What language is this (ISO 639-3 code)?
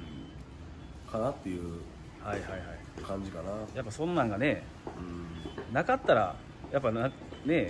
jpn